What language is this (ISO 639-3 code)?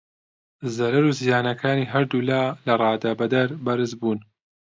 ckb